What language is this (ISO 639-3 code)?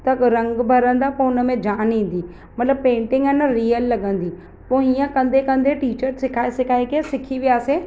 snd